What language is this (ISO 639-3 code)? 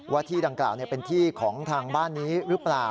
tha